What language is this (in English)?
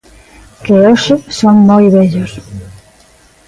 Galician